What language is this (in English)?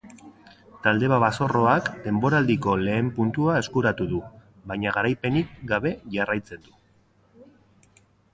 Basque